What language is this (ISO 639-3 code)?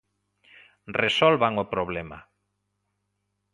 glg